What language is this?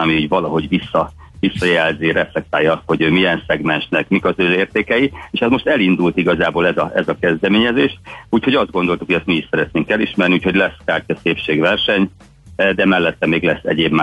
Hungarian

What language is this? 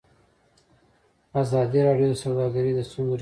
Pashto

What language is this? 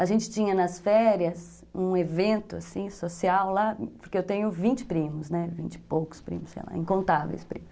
Portuguese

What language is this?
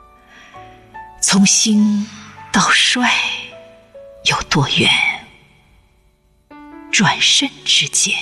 Chinese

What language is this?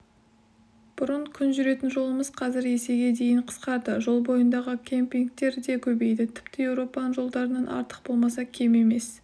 Kazakh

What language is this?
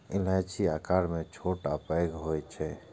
Maithili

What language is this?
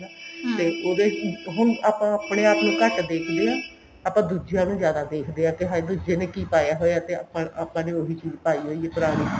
Punjabi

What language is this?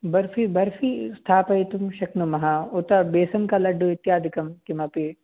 Sanskrit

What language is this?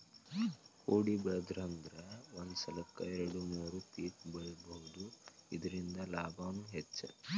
Kannada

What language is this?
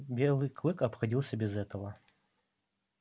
Russian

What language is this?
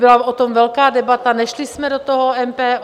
Czech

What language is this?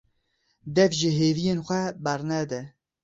Kurdish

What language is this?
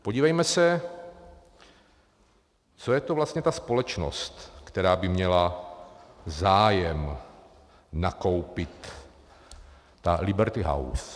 Czech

